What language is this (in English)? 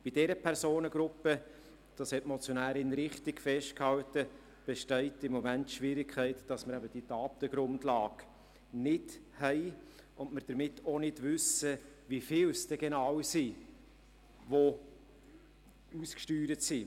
Swiss German